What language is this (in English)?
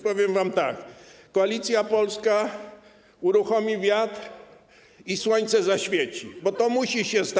Polish